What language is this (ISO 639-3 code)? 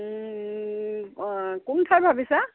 asm